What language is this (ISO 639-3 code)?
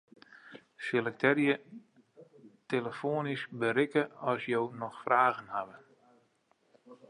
fry